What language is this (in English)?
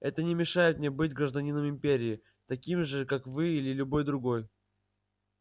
Russian